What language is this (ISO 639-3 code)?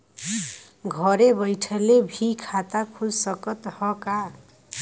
bho